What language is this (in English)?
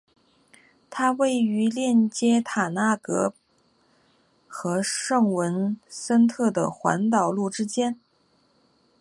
Chinese